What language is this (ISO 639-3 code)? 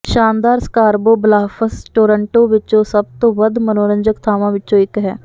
pan